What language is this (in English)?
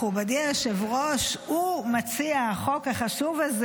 Hebrew